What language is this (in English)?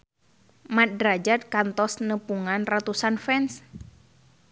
Sundanese